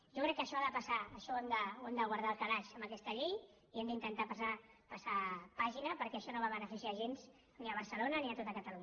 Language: Catalan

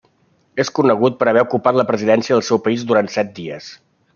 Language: Catalan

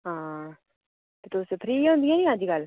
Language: Dogri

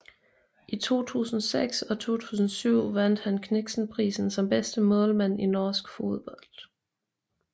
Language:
Danish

